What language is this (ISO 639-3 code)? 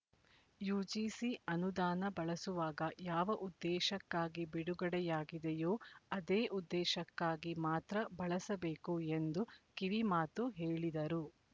kan